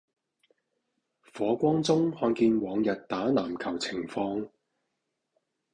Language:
Cantonese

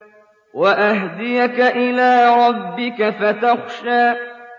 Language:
Arabic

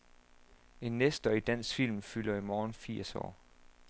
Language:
Danish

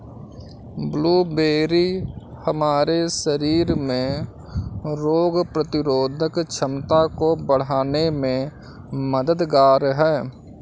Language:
Hindi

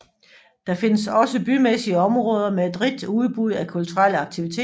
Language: Danish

